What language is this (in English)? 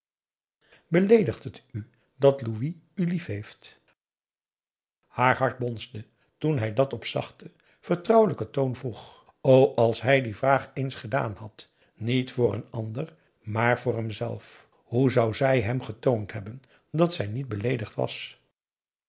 Dutch